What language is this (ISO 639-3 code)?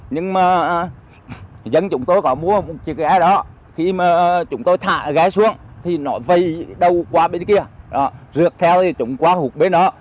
vie